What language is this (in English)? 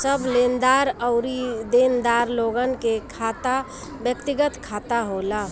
Bhojpuri